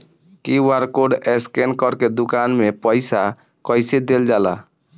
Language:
Bhojpuri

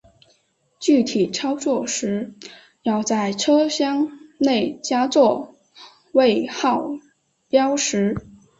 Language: Chinese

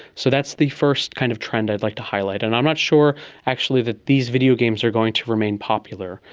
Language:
English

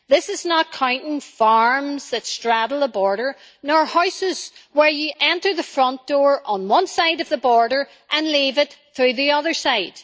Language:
English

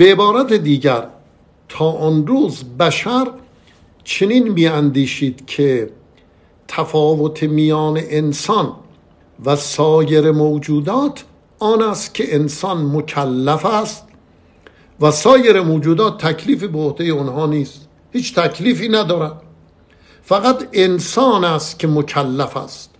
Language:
Persian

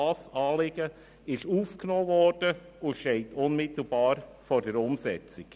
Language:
Swiss German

